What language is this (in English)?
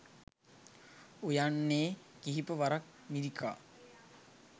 Sinhala